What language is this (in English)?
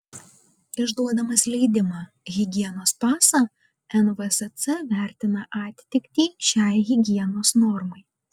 Lithuanian